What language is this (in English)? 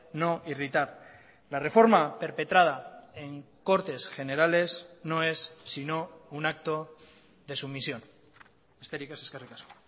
Spanish